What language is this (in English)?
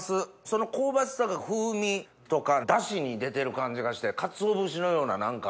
Japanese